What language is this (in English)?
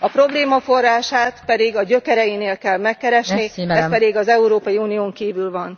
Hungarian